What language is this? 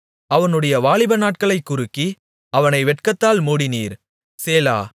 Tamil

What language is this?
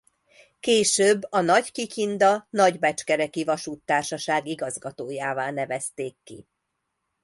Hungarian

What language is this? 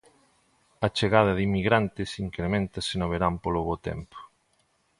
Galician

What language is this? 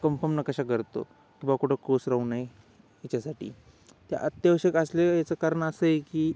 Marathi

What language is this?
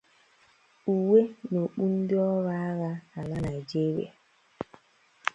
Igbo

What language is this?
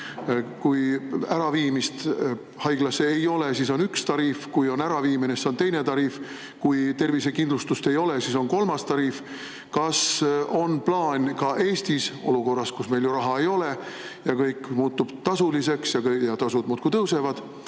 Estonian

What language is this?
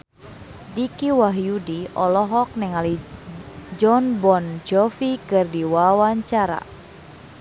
Sundanese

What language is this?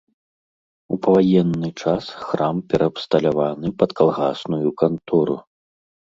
Belarusian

